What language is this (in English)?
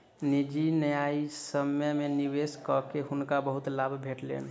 Maithili